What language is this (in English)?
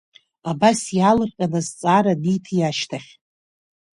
Abkhazian